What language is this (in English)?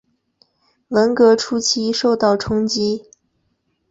Chinese